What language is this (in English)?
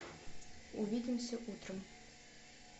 Russian